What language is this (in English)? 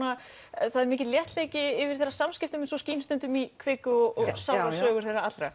Icelandic